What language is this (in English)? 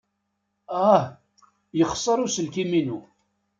Kabyle